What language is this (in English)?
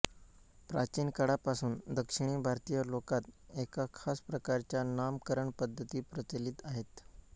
Marathi